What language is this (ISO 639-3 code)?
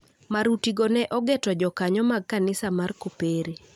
luo